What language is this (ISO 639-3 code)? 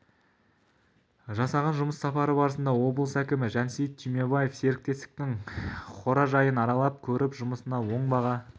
kaz